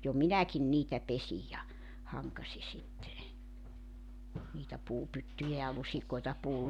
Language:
Finnish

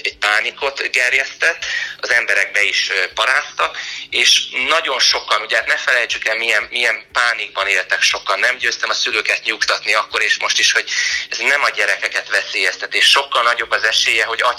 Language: Hungarian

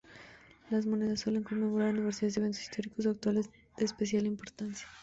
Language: Spanish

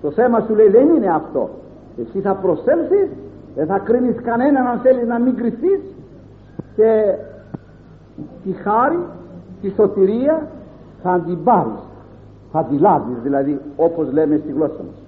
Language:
Greek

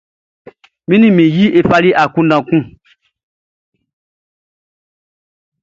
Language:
Baoulé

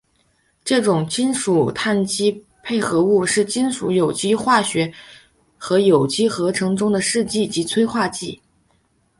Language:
Chinese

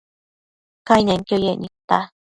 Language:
Matsés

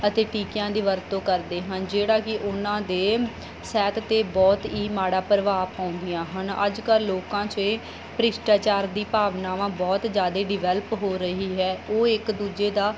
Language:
Punjabi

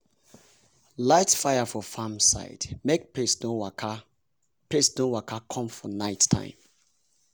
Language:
Nigerian Pidgin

